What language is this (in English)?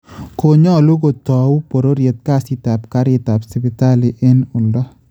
Kalenjin